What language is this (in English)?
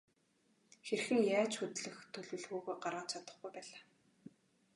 Mongolian